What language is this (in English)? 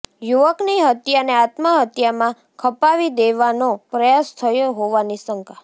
Gujarati